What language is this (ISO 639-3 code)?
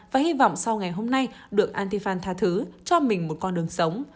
vie